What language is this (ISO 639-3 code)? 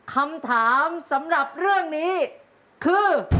tha